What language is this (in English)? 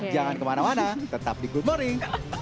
Indonesian